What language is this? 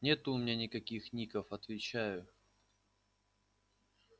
Russian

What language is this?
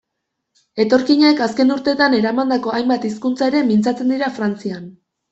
Basque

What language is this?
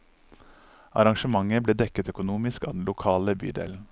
Norwegian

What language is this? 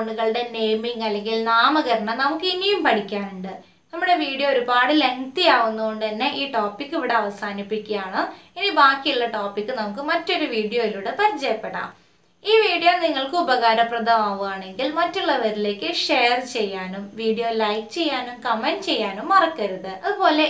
Turkish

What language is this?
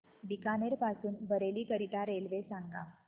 Marathi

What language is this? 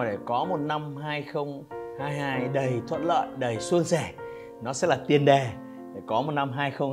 Vietnamese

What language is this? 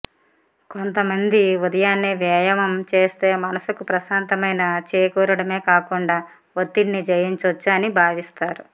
Telugu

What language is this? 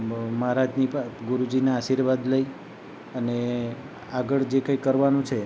Gujarati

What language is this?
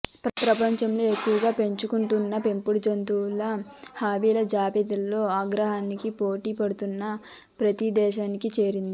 Telugu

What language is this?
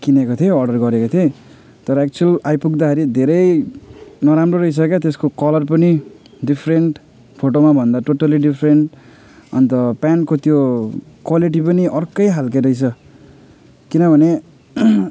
Nepali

